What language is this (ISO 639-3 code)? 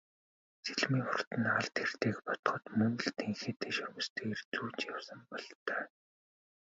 mon